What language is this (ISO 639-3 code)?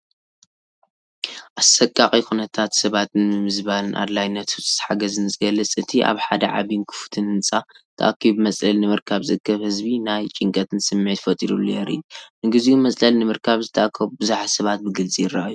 tir